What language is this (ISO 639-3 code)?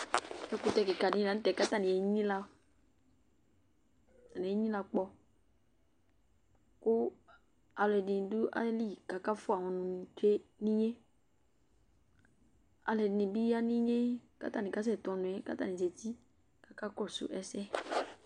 kpo